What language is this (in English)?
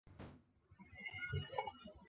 Chinese